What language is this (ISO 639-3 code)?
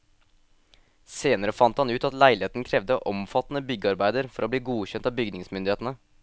nor